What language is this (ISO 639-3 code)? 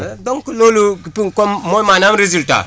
wol